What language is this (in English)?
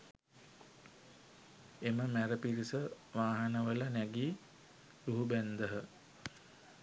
Sinhala